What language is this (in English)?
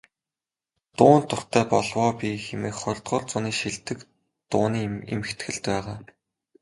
Mongolian